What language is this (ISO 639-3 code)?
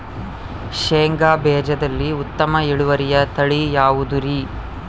kan